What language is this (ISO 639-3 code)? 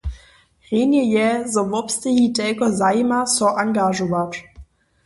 hsb